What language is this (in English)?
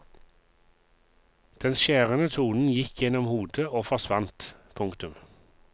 Norwegian